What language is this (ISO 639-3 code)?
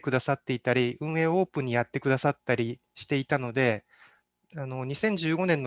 jpn